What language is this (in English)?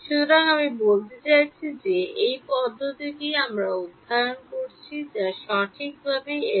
Bangla